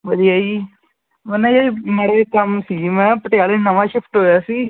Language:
Punjabi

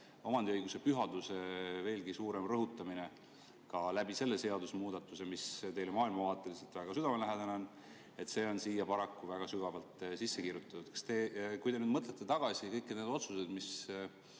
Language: Estonian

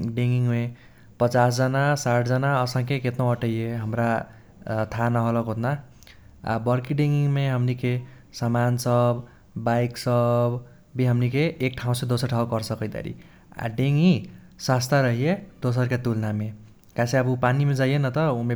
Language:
Kochila Tharu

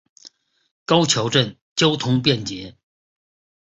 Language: Chinese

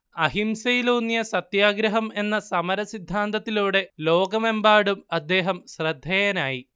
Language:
Malayalam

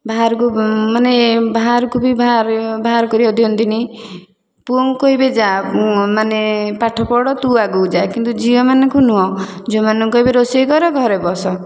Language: Odia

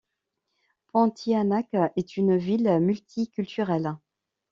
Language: French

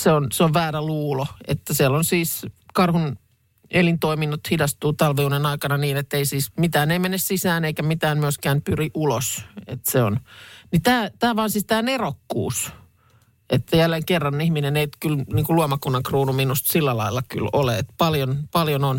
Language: Finnish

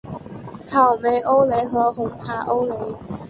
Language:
Chinese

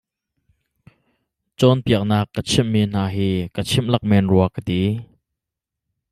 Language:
Hakha Chin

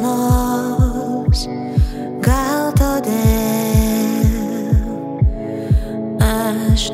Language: Indonesian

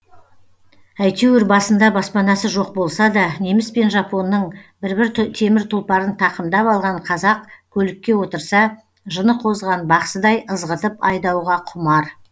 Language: Kazakh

